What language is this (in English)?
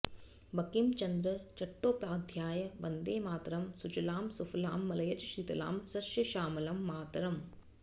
Sanskrit